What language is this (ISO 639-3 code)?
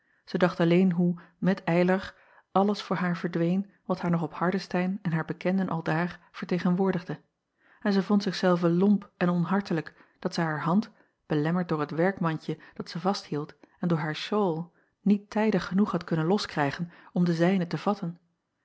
nld